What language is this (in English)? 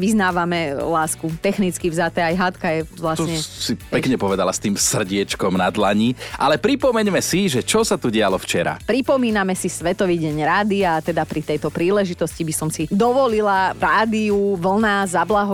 Slovak